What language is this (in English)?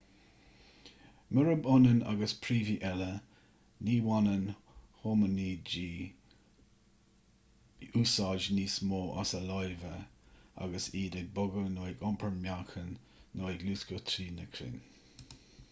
Irish